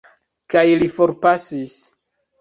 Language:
Esperanto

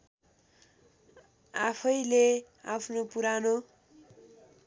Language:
Nepali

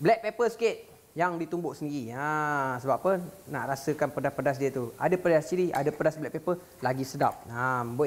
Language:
Malay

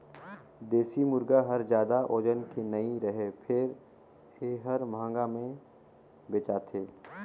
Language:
Chhattisgarhi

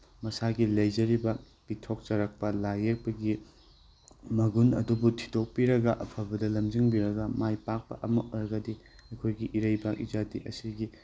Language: Manipuri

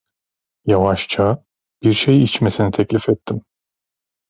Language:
Turkish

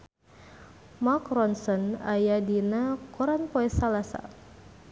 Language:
Sundanese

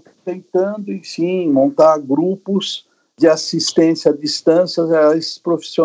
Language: Portuguese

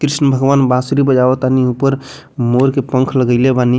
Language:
Bhojpuri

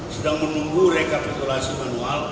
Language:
Indonesian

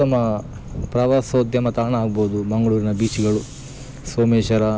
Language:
Kannada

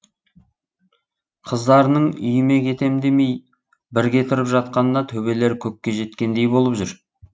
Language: Kazakh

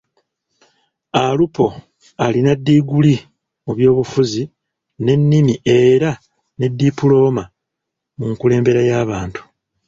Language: Ganda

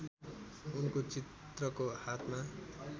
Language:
Nepali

